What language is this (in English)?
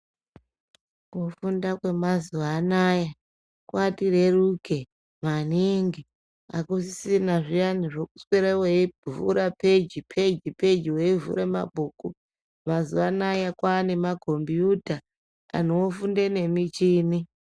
Ndau